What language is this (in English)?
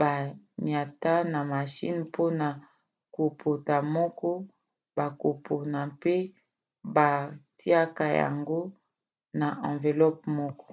Lingala